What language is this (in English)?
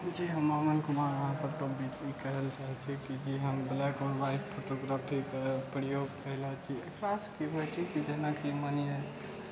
Maithili